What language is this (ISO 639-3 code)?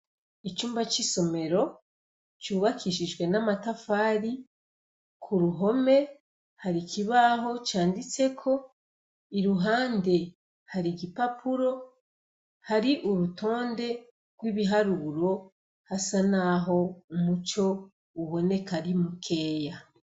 run